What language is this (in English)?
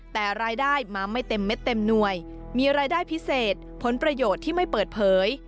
Thai